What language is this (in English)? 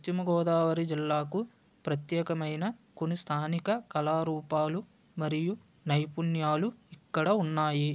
Telugu